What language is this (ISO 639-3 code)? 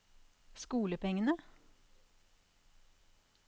nor